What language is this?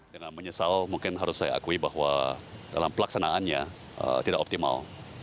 Indonesian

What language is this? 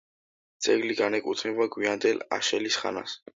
Georgian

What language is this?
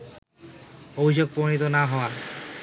Bangla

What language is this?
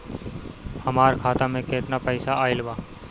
Bhojpuri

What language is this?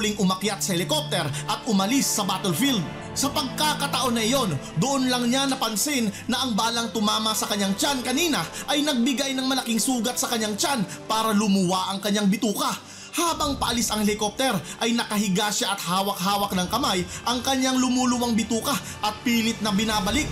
Filipino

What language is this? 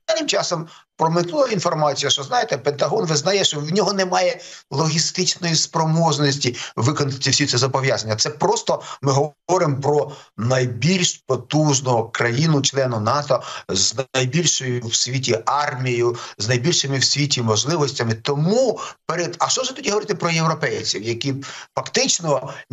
Ukrainian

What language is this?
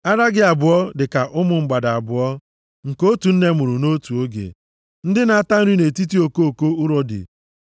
Igbo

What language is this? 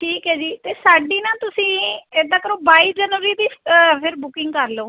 Punjabi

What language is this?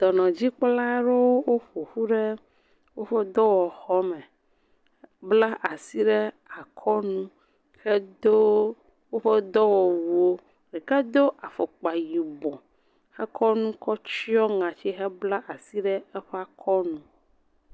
Ewe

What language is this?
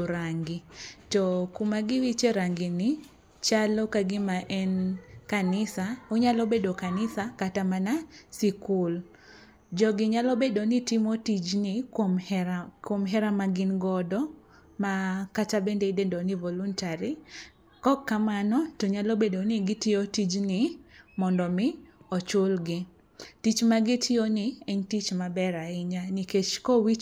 Luo (Kenya and Tanzania)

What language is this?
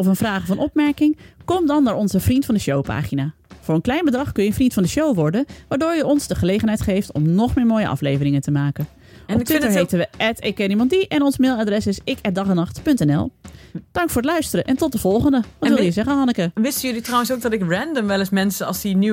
Dutch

